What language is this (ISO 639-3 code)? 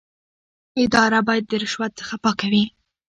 pus